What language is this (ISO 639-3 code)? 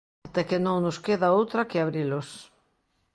glg